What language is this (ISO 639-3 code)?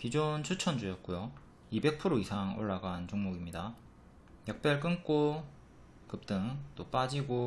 kor